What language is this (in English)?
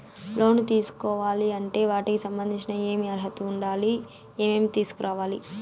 Telugu